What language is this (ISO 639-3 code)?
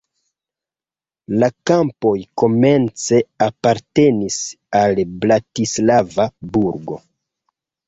epo